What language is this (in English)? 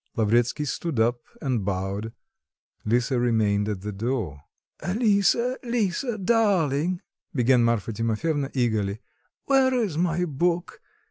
English